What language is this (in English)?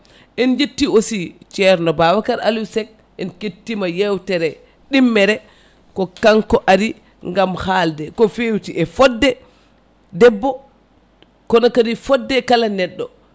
Fula